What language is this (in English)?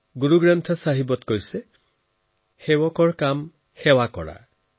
Assamese